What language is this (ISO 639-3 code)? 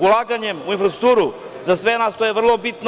srp